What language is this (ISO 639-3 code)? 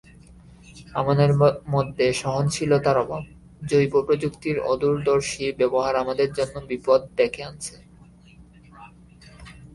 ben